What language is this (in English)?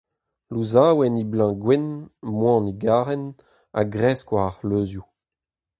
Breton